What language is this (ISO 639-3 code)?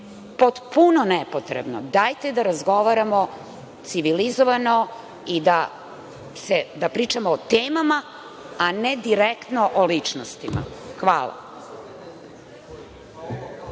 srp